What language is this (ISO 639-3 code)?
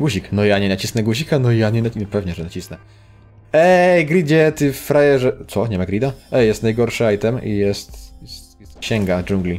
pol